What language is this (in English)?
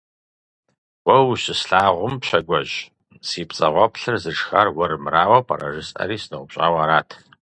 Kabardian